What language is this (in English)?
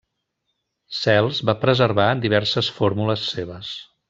Catalan